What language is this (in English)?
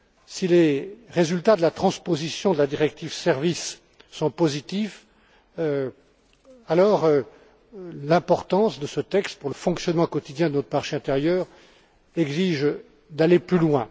French